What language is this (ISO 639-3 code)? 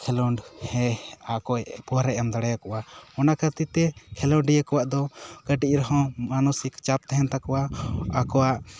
sat